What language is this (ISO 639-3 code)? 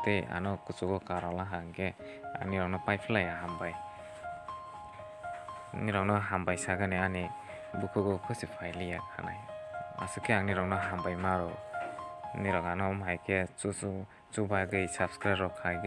hin